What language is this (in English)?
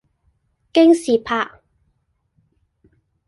Cantonese